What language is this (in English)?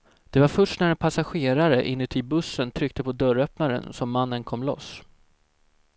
Swedish